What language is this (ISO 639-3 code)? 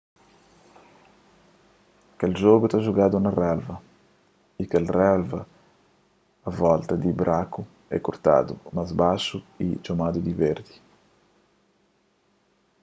kea